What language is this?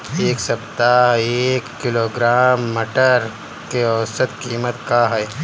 Bhojpuri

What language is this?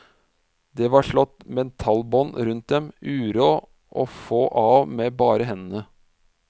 Norwegian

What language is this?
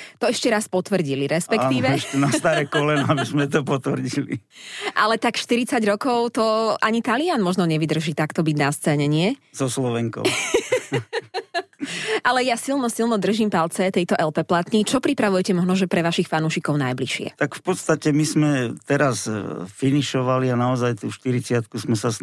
Slovak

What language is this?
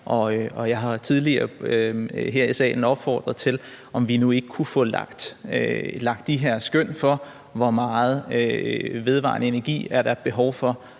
Danish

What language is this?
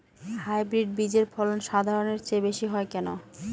Bangla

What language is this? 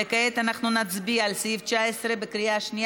Hebrew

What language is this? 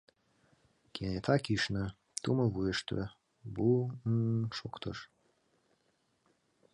Mari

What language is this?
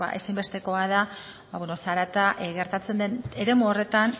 Basque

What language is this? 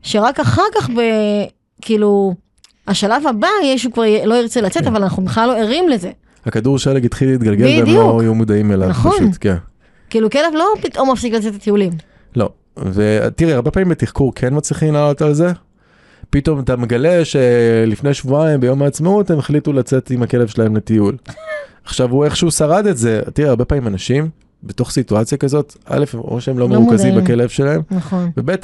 Hebrew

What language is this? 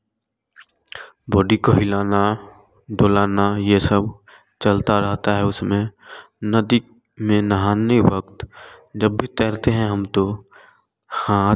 Hindi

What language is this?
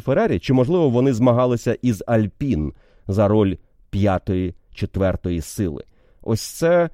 Ukrainian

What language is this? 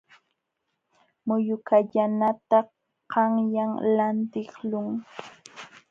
Jauja Wanca Quechua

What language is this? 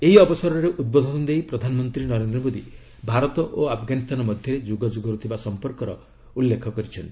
Odia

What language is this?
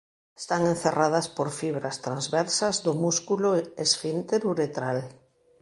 Galician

